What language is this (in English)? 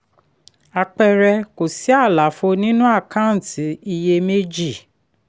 Yoruba